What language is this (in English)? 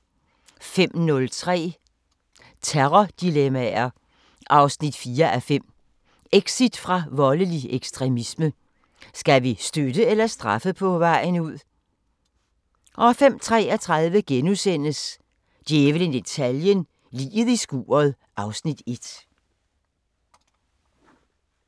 Danish